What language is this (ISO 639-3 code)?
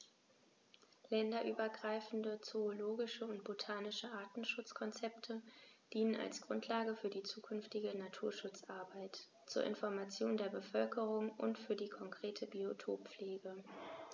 deu